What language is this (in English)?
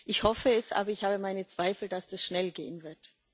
German